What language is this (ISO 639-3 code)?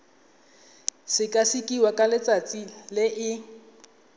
tsn